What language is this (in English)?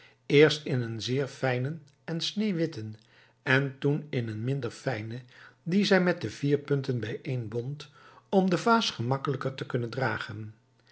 Dutch